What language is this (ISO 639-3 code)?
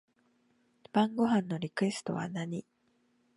jpn